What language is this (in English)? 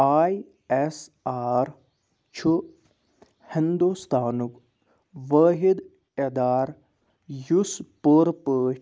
Kashmiri